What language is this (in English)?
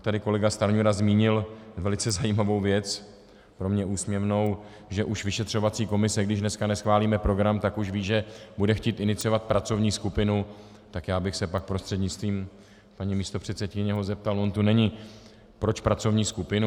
Czech